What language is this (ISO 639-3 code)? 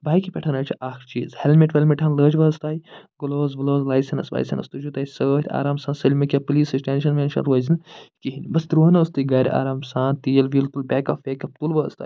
kas